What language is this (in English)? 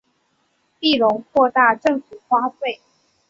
Chinese